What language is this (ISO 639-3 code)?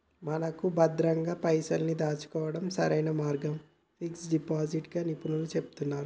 tel